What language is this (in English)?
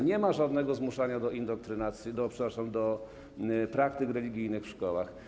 Polish